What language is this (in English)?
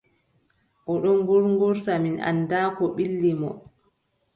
Adamawa Fulfulde